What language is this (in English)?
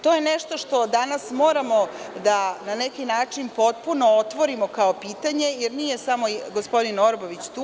Serbian